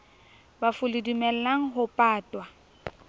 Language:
Southern Sotho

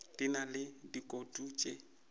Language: Northern Sotho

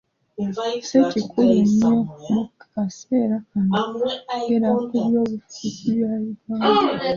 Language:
Ganda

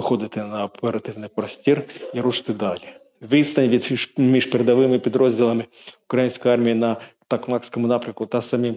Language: Ukrainian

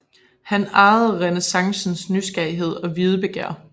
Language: Danish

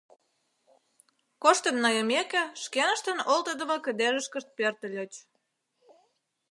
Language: Mari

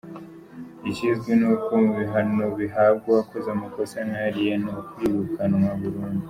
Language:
Kinyarwanda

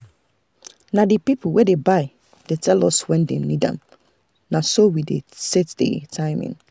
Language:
Nigerian Pidgin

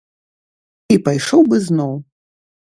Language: Belarusian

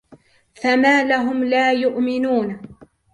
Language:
Arabic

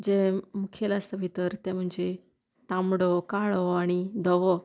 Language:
Konkani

